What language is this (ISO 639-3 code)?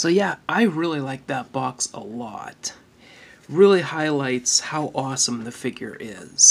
eng